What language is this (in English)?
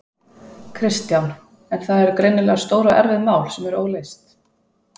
Icelandic